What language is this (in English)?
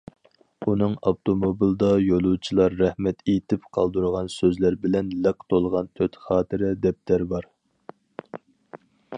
Uyghur